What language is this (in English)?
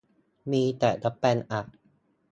Thai